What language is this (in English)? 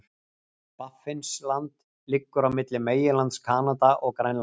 Icelandic